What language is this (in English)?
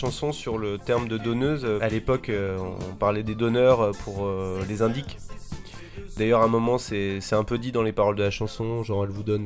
French